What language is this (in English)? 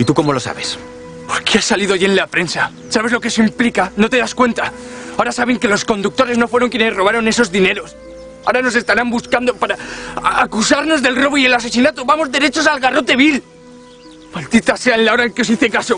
Spanish